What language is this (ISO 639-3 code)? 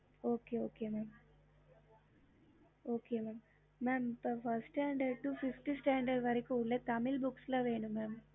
tam